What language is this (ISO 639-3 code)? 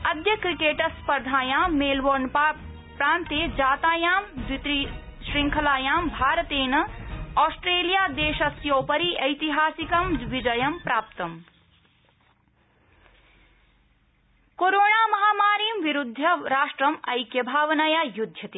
san